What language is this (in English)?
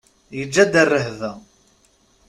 Kabyle